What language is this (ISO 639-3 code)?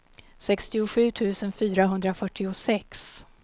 swe